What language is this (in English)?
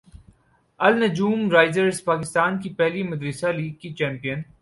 Urdu